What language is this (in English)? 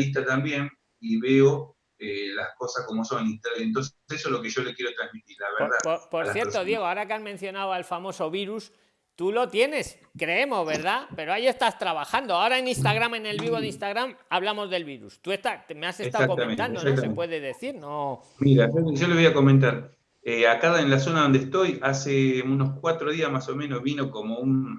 Spanish